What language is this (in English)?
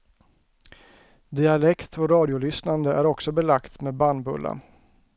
Swedish